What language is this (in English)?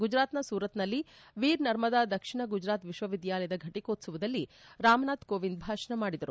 Kannada